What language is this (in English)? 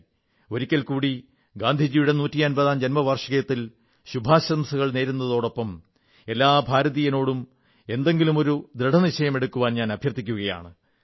Malayalam